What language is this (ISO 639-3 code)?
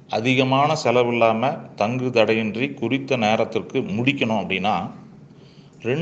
tam